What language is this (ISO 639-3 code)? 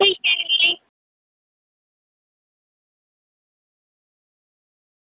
doi